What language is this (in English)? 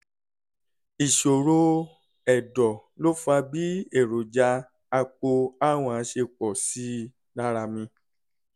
Yoruba